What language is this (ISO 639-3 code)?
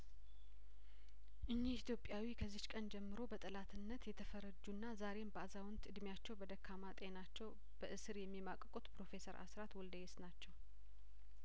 amh